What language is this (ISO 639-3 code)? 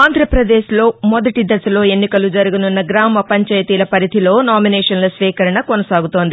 tel